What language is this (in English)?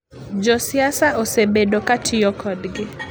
Luo (Kenya and Tanzania)